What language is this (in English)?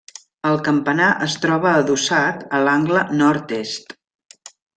Catalan